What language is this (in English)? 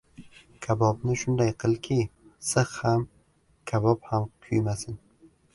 Uzbek